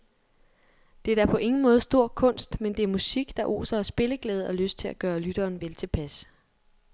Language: Danish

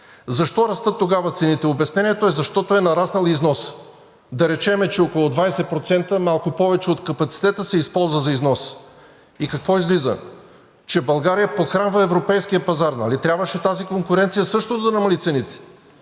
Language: Bulgarian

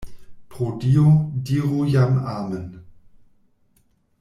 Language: Esperanto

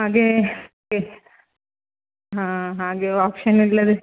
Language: Kannada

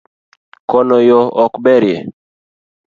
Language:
Luo (Kenya and Tanzania)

